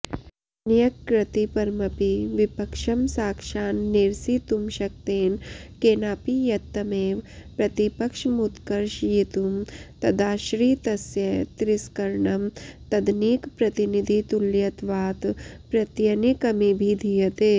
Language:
Sanskrit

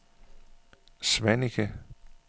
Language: Danish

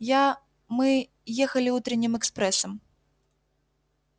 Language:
Russian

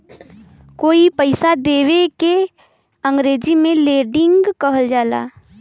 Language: Bhojpuri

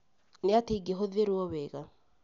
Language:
Kikuyu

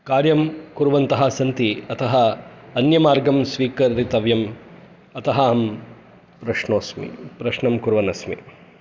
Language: Sanskrit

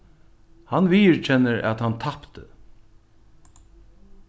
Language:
Faroese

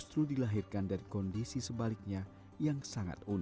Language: Indonesian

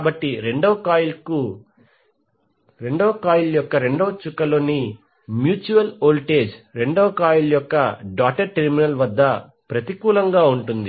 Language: Telugu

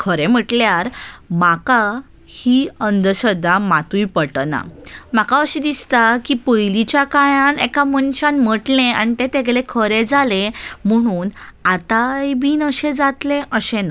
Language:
Konkani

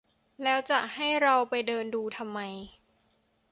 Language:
Thai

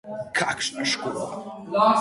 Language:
Slovenian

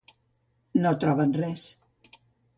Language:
Catalan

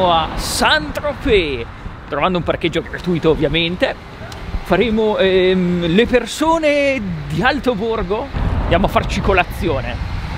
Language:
Italian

